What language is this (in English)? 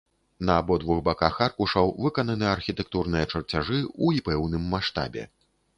Belarusian